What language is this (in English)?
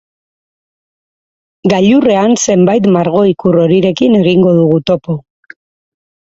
Basque